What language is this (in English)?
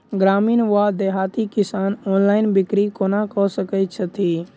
Maithili